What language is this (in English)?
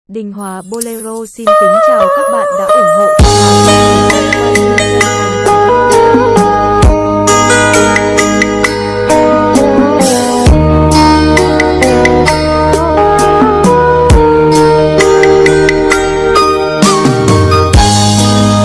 Vietnamese